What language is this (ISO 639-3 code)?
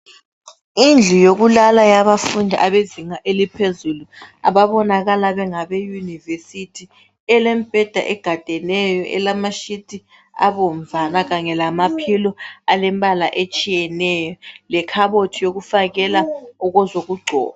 nde